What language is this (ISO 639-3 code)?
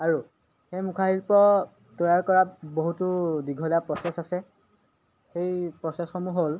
asm